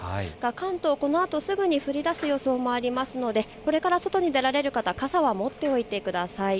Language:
Japanese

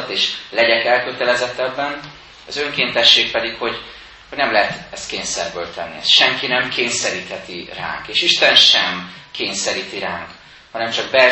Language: Hungarian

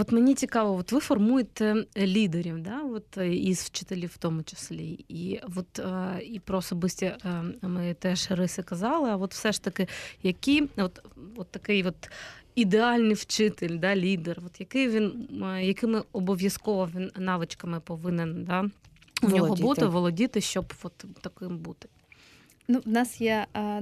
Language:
Ukrainian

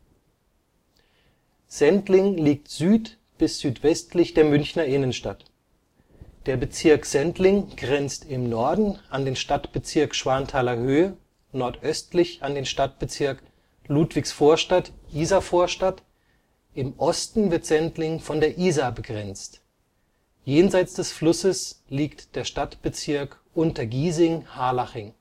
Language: German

